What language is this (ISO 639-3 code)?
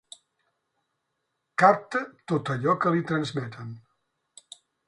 cat